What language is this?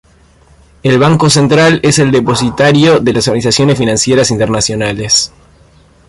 Spanish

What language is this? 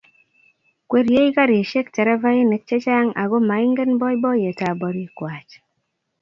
Kalenjin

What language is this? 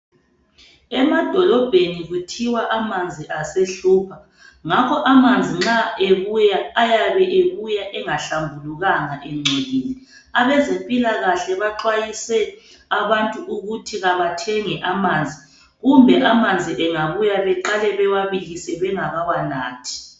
North Ndebele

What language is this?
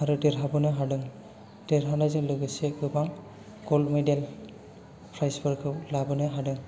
Bodo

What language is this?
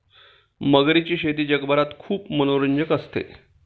Marathi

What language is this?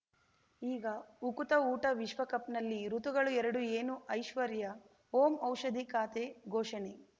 Kannada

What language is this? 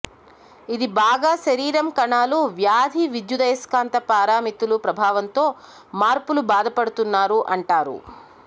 Telugu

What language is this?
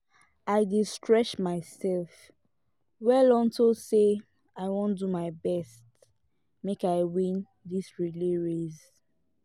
Nigerian Pidgin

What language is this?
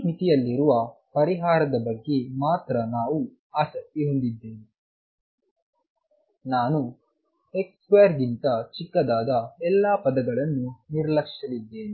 Kannada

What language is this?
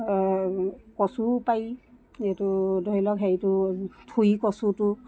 Assamese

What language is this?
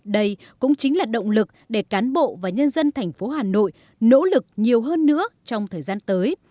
Vietnamese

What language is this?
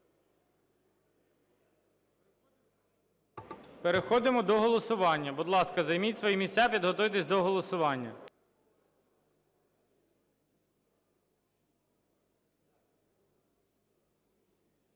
Ukrainian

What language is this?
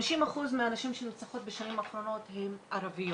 Hebrew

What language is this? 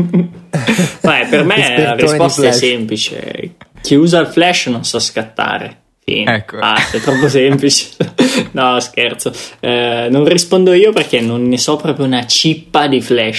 Italian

